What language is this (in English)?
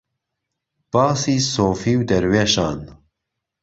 Central Kurdish